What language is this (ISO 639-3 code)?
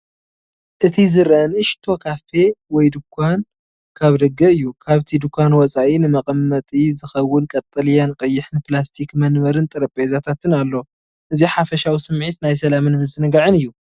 tir